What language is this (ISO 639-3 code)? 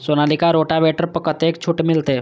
mai